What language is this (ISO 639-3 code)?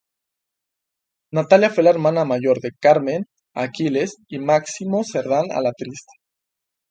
spa